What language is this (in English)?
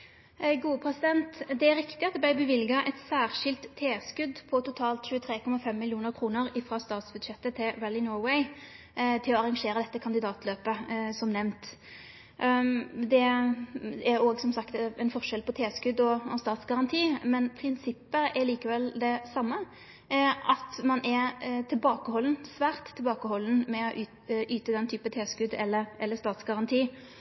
Norwegian Nynorsk